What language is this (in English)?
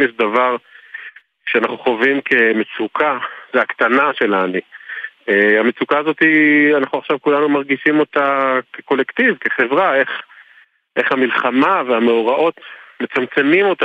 Hebrew